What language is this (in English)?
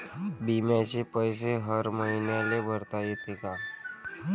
Marathi